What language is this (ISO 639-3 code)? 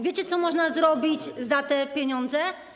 pol